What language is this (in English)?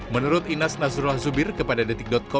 Indonesian